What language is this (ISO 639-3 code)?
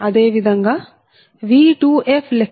tel